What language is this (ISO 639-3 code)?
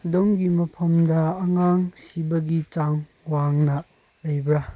mni